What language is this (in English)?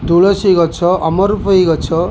Odia